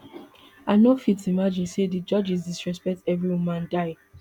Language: Nigerian Pidgin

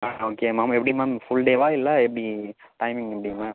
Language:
Tamil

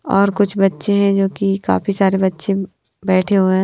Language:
Hindi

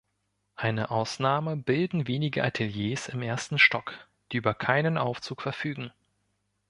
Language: German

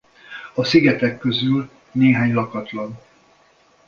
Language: Hungarian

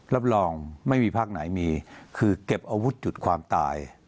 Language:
Thai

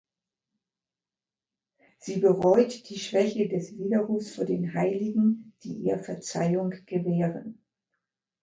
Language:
German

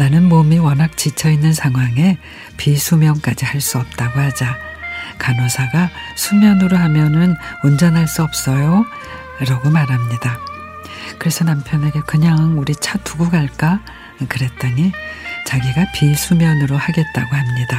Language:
Korean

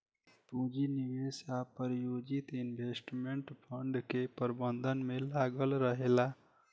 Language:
Bhojpuri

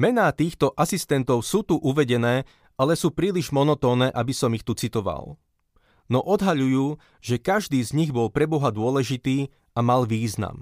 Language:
Slovak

